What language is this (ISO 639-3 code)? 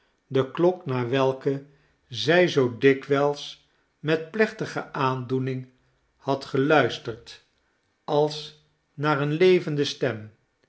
nld